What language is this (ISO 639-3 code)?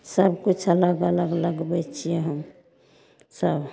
mai